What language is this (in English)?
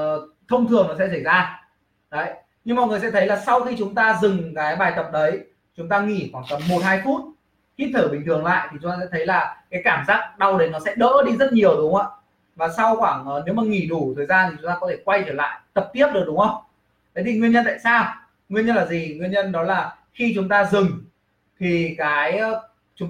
Vietnamese